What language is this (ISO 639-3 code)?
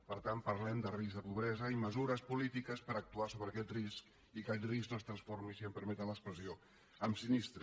cat